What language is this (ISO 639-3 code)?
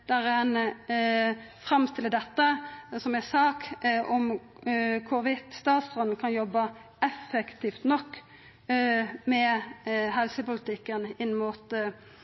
nno